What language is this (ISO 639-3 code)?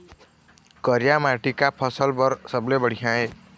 hne